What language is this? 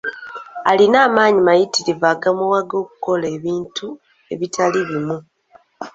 Ganda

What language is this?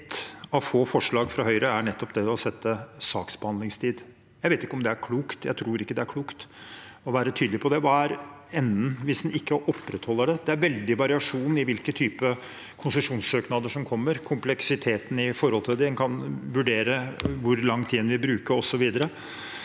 Norwegian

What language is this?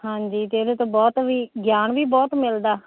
Punjabi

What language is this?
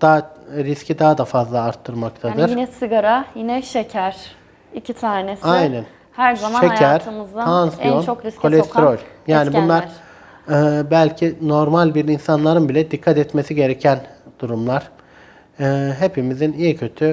Turkish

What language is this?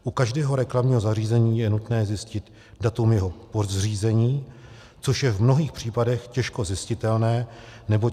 Czech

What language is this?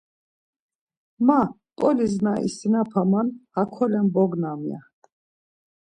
Laz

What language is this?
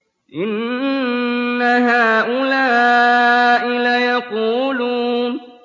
Arabic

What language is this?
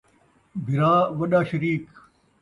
Saraiki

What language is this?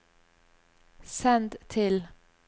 Norwegian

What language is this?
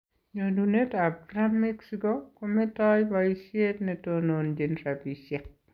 Kalenjin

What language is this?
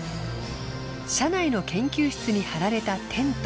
Japanese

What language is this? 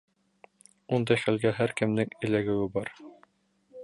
Bashkir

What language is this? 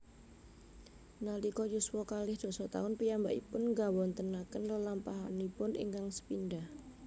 Javanese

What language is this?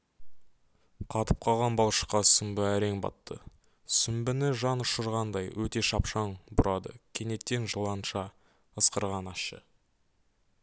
Kazakh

